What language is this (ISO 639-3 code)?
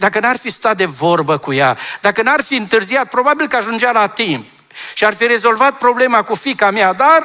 ron